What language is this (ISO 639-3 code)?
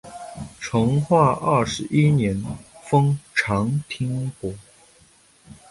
zho